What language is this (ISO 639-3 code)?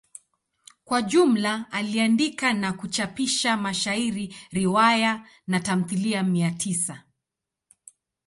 swa